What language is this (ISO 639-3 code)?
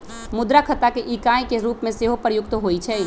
mag